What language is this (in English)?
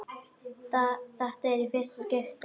Icelandic